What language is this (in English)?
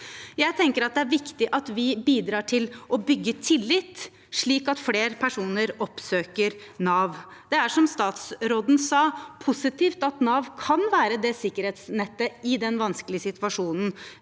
Norwegian